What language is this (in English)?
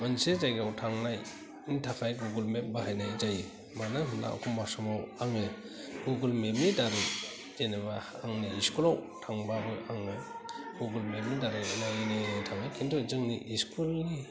Bodo